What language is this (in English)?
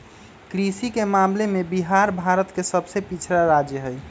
Magahi